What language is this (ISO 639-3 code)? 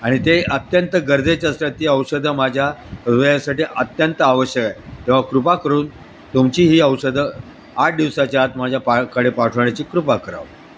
mar